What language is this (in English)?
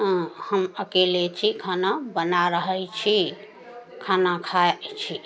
Maithili